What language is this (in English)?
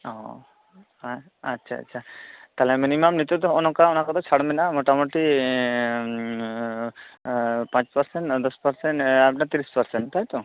Santali